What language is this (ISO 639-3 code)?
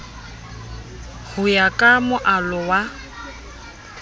sot